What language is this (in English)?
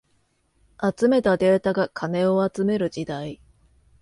Japanese